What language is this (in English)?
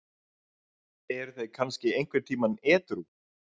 Icelandic